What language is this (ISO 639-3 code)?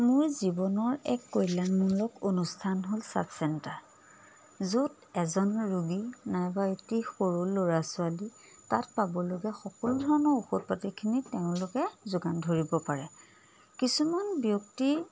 asm